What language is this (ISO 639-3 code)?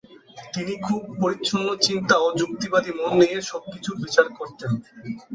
ben